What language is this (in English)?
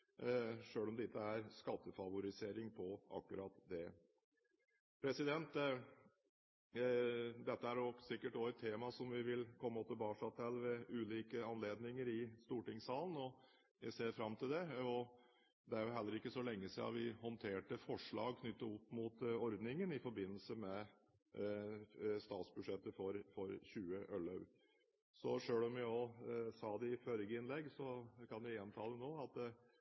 Norwegian Bokmål